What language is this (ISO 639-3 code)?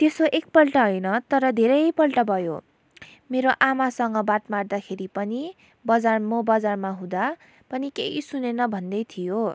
nep